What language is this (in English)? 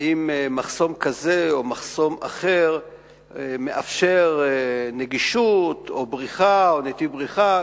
Hebrew